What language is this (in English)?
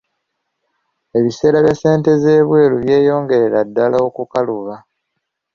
Ganda